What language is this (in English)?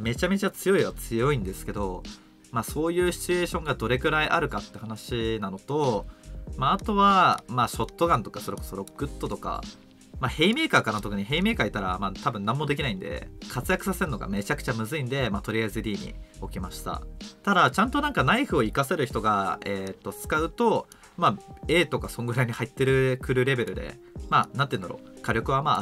Japanese